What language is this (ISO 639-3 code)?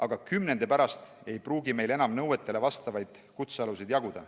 est